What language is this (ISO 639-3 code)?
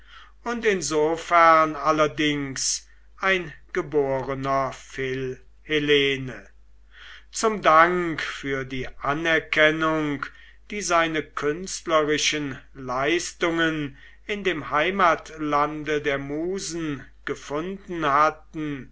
deu